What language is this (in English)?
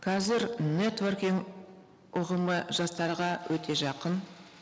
Kazakh